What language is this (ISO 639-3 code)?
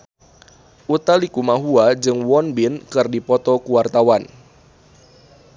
sun